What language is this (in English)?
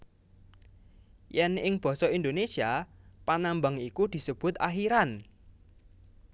Javanese